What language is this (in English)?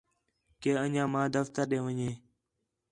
Khetrani